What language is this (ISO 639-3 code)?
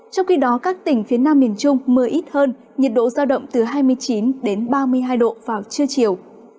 vie